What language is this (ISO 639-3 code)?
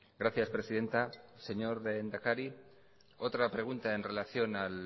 spa